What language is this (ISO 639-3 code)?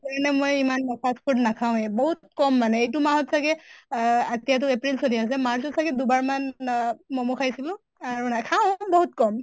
asm